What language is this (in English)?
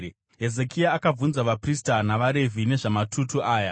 Shona